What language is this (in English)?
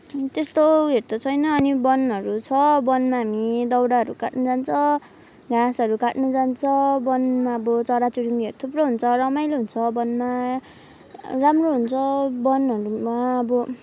Nepali